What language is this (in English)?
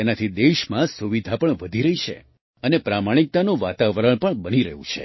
Gujarati